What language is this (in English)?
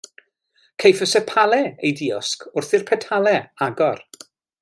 Welsh